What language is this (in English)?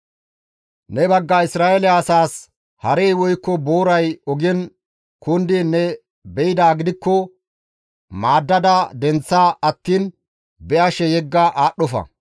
Gamo